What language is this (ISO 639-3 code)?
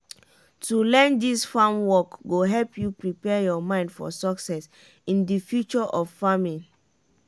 pcm